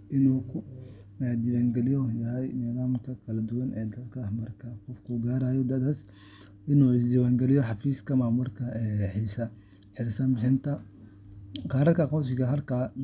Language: Somali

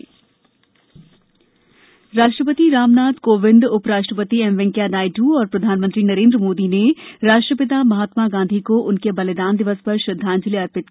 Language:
Hindi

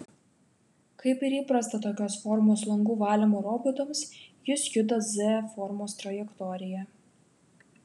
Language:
Lithuanian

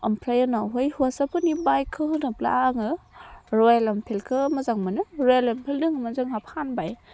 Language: Bodo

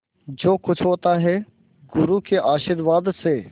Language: Hindi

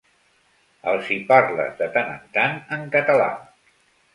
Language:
Catalan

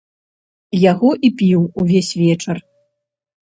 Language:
Belarusian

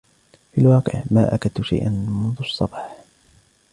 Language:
Arabic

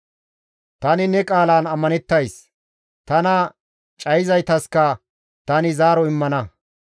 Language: Gamo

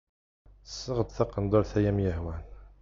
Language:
Kabyle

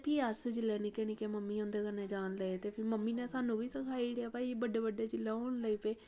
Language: Dogri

